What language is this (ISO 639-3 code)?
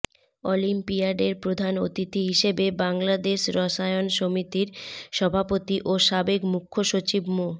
ben